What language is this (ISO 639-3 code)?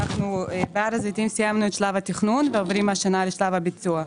heb